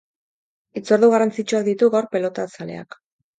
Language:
Basque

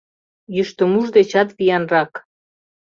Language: Mari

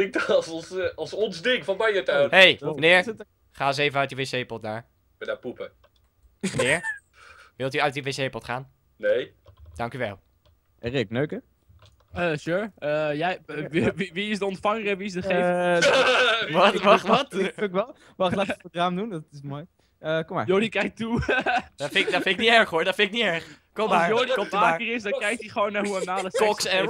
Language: Dutch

